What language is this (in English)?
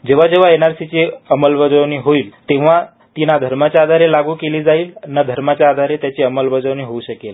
Marathi